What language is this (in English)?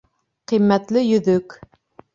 Bashkir